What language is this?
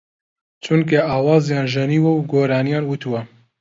Central Kurdish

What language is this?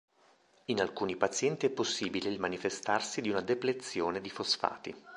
Italian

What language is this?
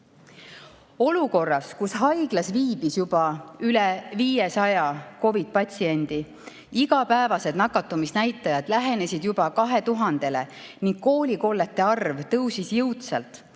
Estonian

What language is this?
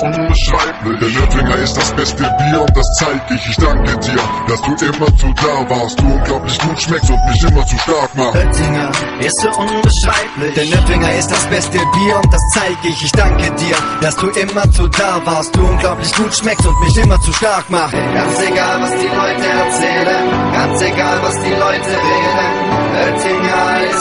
German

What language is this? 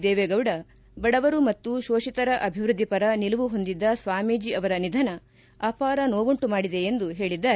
Kannada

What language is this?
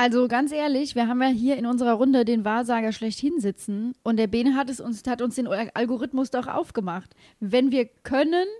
German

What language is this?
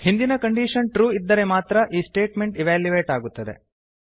Kannada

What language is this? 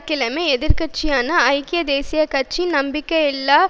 Tamil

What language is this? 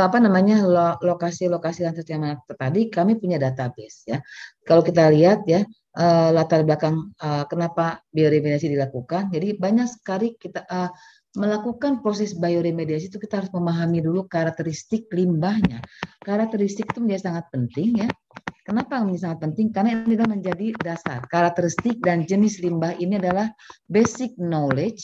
Indonesian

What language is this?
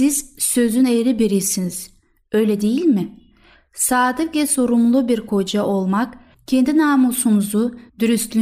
Turkish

